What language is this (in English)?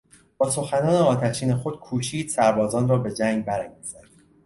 Persian